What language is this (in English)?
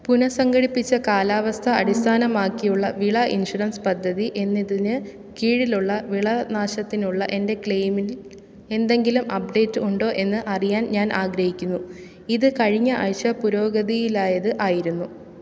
Malayalam